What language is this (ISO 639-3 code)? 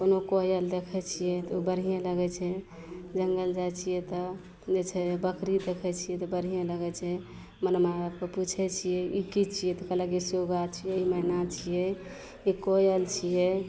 mai